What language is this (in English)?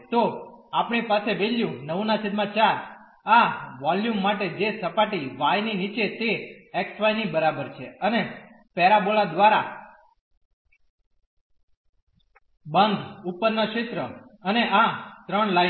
Gujarati